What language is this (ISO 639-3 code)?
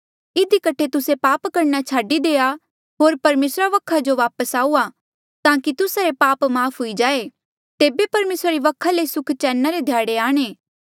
mjl